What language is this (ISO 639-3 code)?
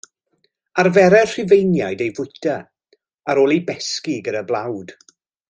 cym